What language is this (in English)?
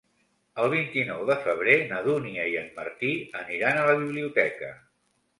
Catalan